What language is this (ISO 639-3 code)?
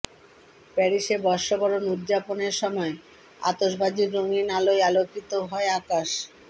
ben